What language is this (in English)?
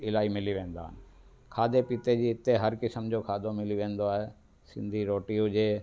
Sindhi